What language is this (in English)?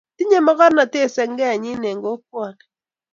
Kalenjin